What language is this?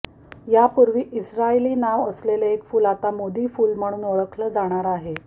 Marathi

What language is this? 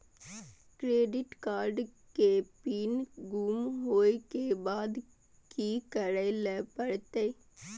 Maithili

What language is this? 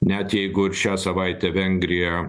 Lithuanian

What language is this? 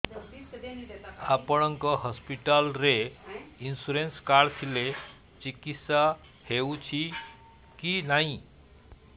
Odia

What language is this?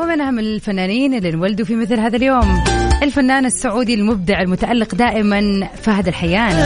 Arabic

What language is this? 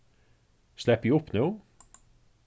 Faroese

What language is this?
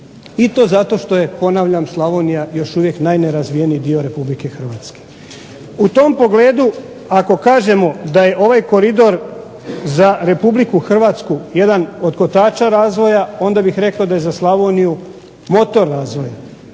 Croatian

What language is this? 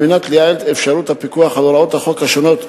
Hebrew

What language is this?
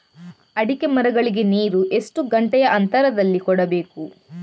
Kannada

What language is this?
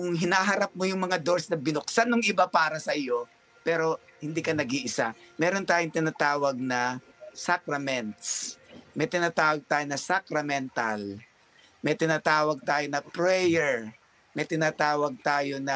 Filipino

